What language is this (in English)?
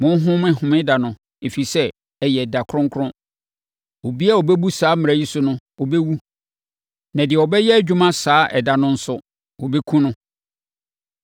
Akan